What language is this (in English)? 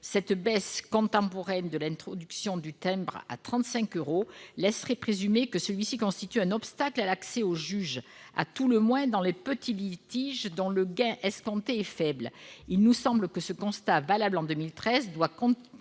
French